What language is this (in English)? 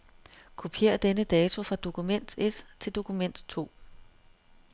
Danish